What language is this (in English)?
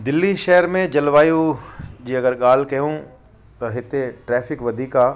Sindhi